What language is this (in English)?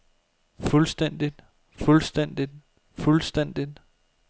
Danish